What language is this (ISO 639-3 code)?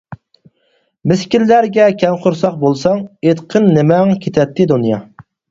uig